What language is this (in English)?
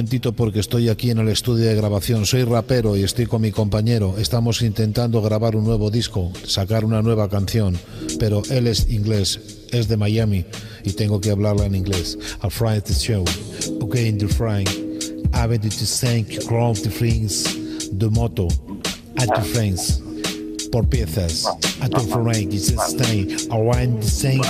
Spanish